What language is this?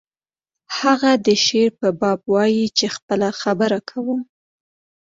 Pashto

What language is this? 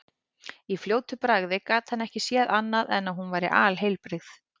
Icelandic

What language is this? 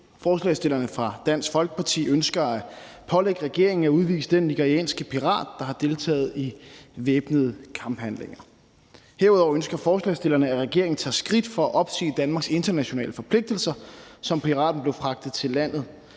Danish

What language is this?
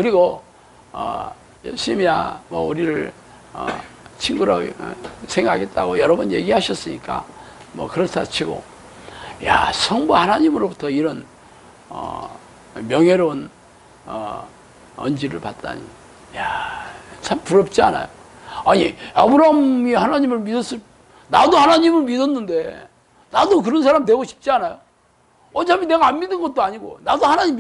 Korean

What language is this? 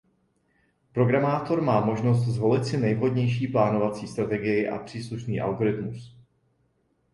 Czech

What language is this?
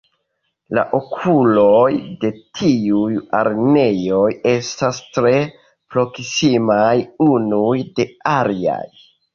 Esperanto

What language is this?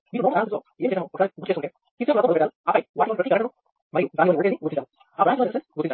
Telugu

